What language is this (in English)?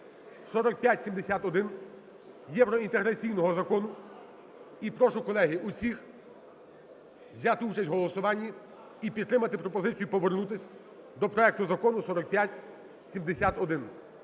Ukrainian